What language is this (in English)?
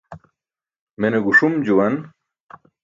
Burushaski